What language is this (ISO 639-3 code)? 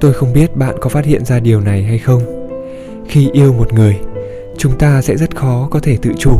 vie